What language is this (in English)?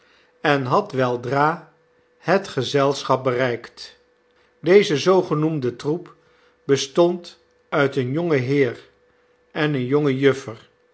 Dutch